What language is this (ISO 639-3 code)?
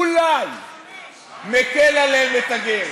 heb